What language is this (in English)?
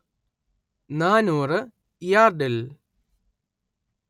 Malayalam